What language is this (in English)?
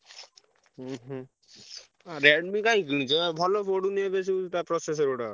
Odia